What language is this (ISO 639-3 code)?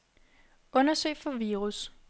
dan